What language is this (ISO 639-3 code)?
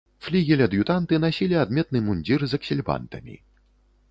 bel